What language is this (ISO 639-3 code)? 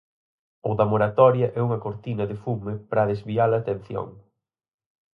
glg